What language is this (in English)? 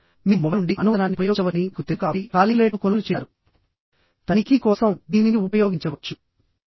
Telugu